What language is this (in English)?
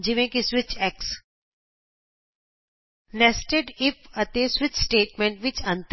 Punjabi